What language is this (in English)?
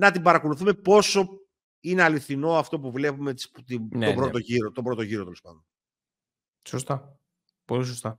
Greek